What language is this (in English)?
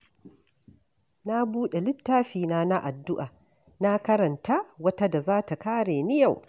Hausa